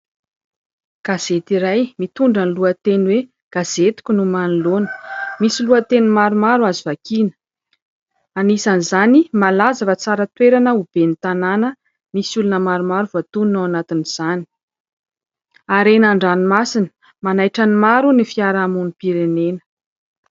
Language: Malagasy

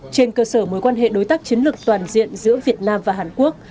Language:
Vietnamese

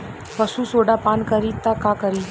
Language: Bhojpuri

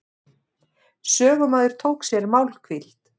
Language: Icelandic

